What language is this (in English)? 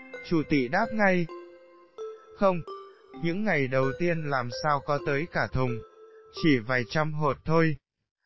Vietnamese